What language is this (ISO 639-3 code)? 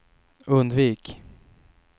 swe